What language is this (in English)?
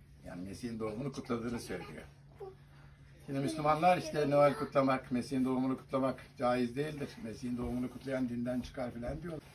Turkish